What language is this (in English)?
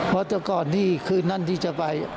Thai